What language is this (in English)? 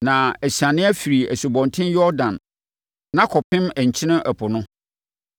Akan